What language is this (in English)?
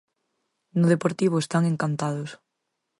Galician